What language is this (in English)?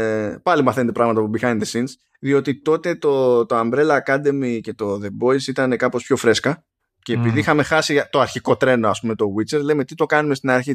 Greek